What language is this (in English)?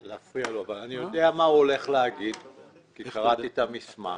Hebrew